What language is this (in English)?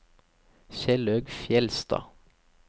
Norwegian